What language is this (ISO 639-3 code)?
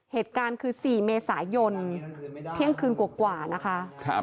tha